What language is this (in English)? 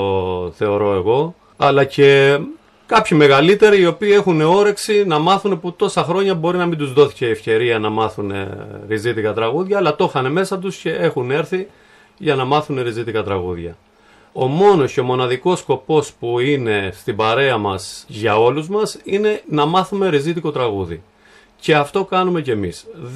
Greek